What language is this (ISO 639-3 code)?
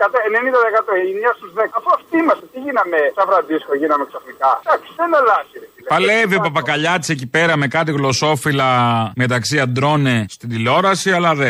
ell